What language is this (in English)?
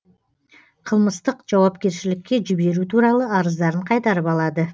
Kazakh